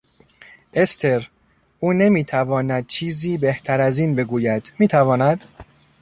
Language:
Persian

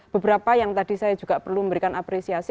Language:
Indonesian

